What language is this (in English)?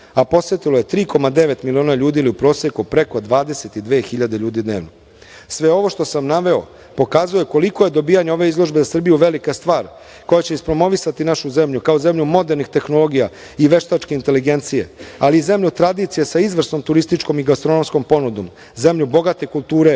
Serbian